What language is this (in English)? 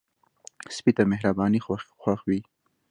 Pashto